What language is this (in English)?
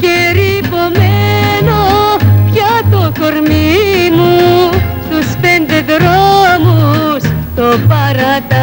Greek